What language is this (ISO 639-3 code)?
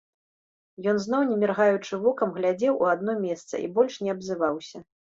bel